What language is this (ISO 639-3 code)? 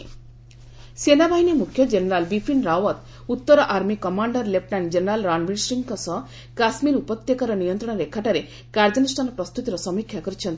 ori